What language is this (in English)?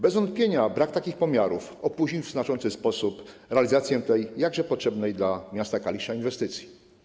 Polish